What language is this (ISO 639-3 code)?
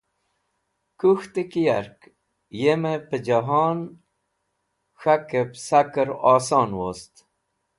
wbl